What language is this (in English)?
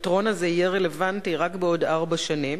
Hebrew